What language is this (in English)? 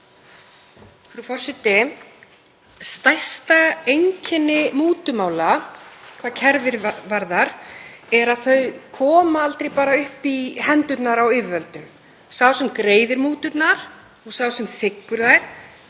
Icelandic